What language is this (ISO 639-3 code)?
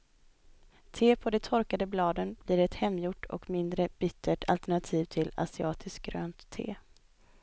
swe